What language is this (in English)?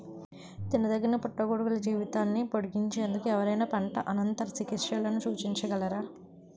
Telugu